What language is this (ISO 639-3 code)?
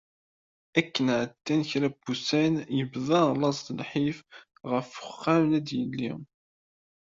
kab